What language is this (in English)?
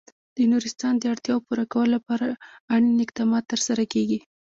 Pashto